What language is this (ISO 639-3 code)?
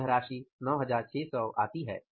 hin